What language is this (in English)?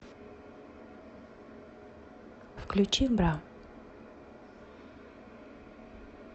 Russian